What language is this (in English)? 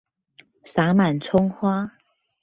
Chinese